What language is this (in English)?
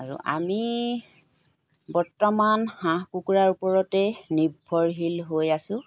Assamese